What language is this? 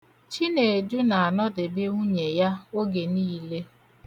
Igbo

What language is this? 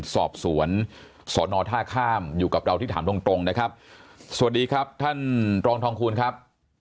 Thai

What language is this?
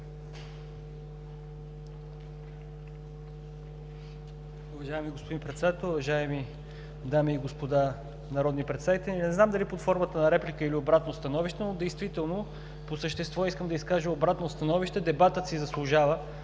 Bulgarian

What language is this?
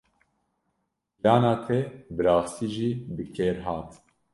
Kurdish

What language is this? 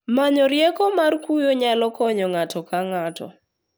Luo (Kenya and Tanzania)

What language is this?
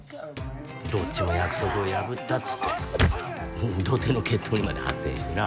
Japanese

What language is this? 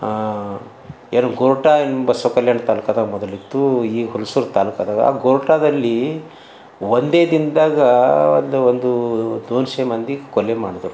Kannada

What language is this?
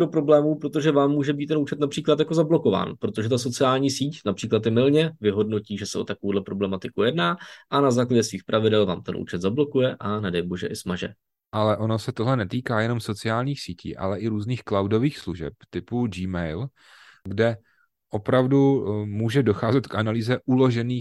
Czech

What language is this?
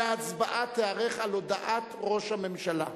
Hebrew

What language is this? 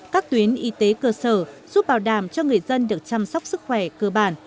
Vietnamese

